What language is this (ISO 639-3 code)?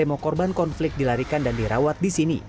ind